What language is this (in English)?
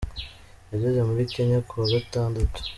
Kinyarwanda